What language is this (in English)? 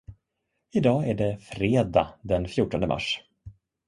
Swedish